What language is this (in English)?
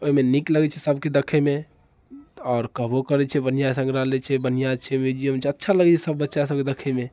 Maithili